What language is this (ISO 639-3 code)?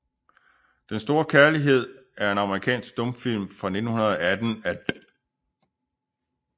dan